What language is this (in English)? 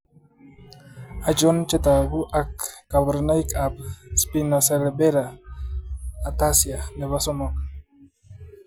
Kalenjin